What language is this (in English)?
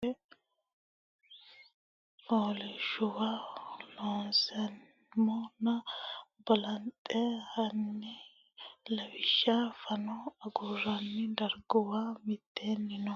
Sidamo